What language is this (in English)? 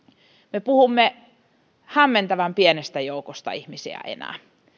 Finnish